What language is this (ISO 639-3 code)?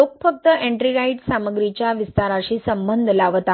mar